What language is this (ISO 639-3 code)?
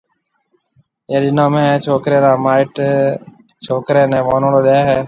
mve